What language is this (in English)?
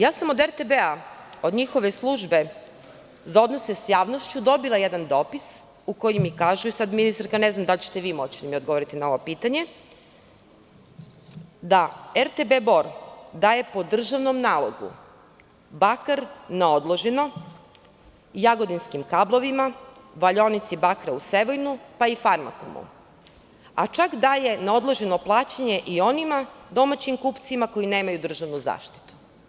Serbian